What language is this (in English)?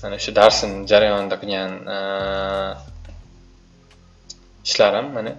Turkish